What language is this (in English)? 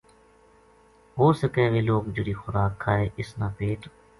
Gujari